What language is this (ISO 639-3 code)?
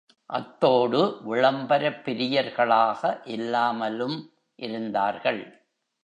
tam